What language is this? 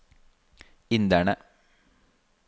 Norwegian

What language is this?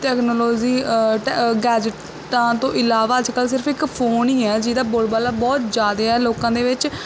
Punjabi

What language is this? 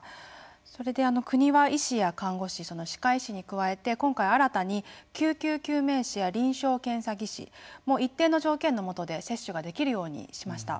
Japanese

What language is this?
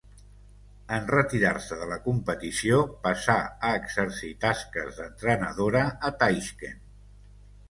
Catalan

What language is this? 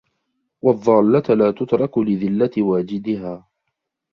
Arabic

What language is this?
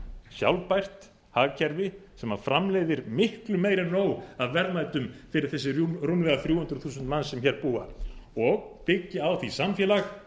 Icelandic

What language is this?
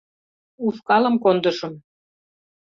Mari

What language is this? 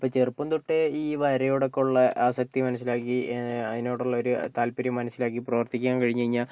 Malayalam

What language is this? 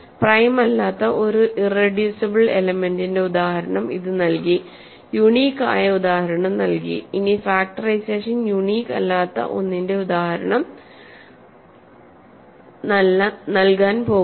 Malayalam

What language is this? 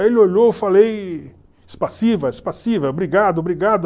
Portuguese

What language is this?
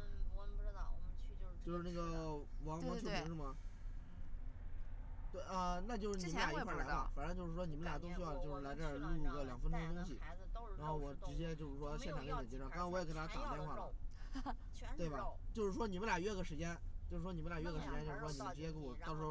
Chinese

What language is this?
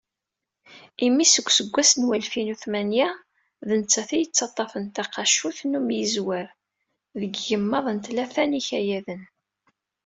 Kabyle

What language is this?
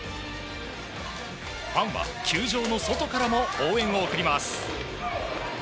Japanese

